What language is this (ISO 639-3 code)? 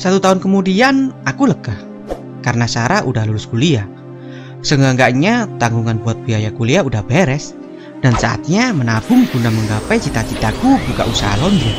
ind